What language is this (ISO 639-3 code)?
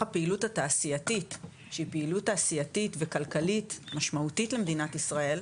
heb